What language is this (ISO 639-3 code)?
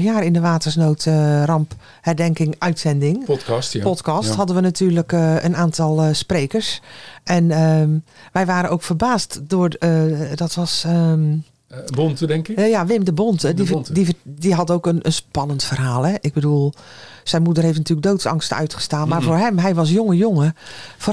nld